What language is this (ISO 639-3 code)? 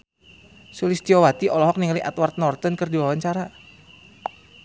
sun